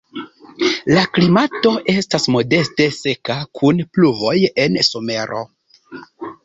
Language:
Esperanto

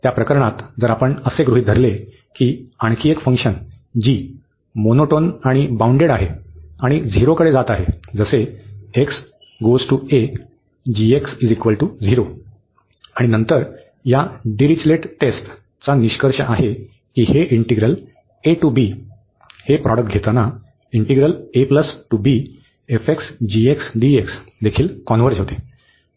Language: Marathi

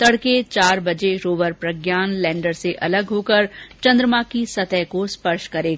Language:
Hindi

